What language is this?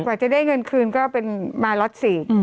Thai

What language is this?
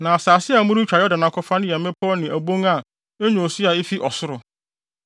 Akan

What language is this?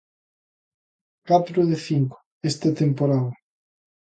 Galician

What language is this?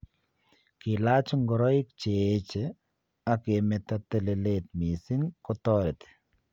Kalenjin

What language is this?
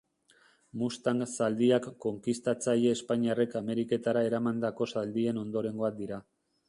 Basque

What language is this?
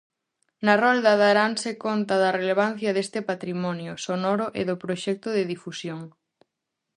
Galician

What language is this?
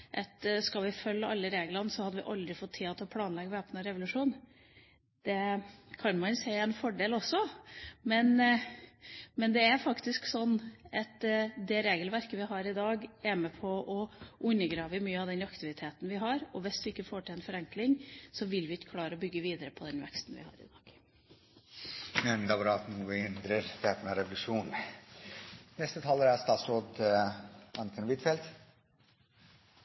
Norwegian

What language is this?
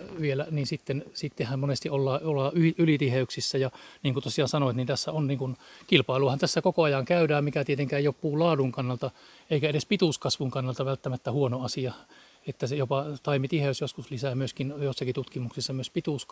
Finnish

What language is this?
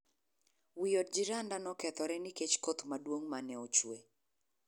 Luo (Kenya and Tanzania)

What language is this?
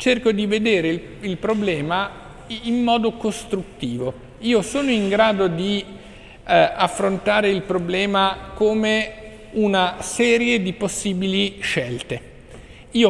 Italian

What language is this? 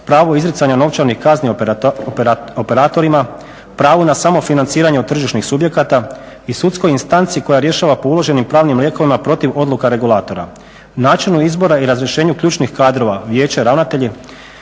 Croatian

